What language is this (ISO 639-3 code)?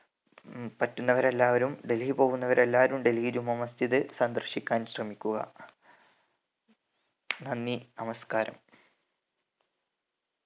mal